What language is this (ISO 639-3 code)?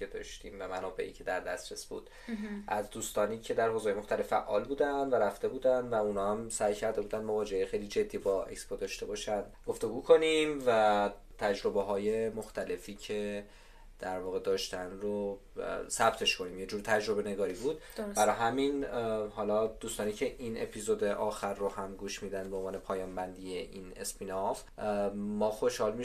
fas